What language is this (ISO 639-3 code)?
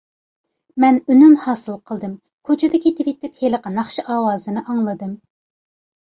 uig